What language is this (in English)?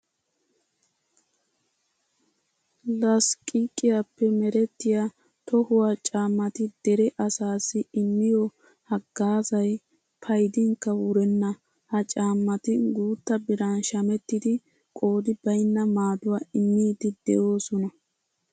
Wolaytta